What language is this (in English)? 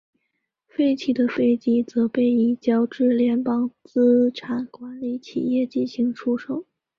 Chinese